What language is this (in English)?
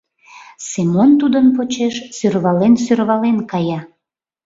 Mari